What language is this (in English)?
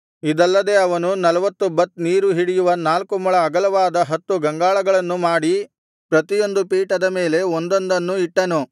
Kannada